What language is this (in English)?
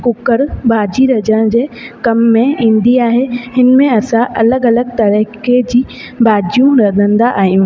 Sindhi